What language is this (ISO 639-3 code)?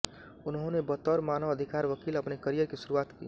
hin